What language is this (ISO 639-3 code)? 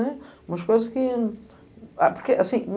por